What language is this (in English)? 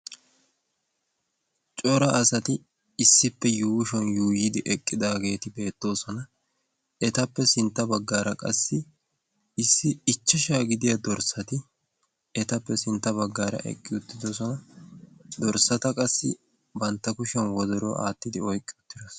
Wolaytta